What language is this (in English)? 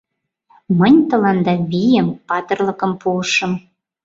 Mari